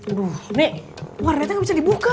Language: Indonesian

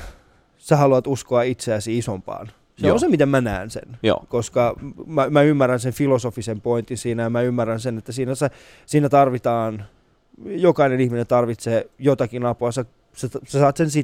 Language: Finnish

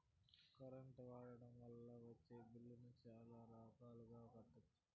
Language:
Telugu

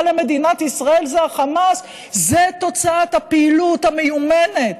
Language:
Hebrew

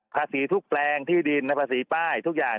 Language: Thai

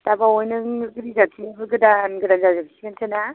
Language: Bodo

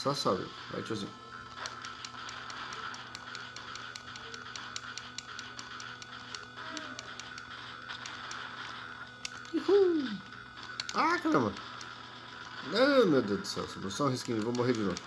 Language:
Portuguese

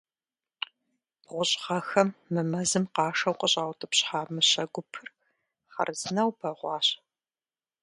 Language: Kabardian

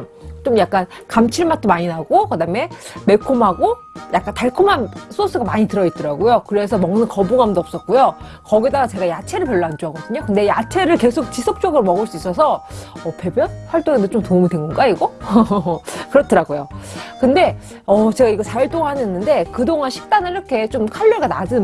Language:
Korean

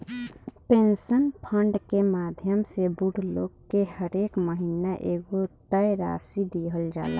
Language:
Bhojpuri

